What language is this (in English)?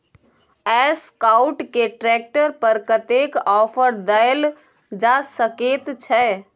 Maithili